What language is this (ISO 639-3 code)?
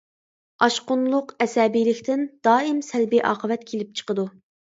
uig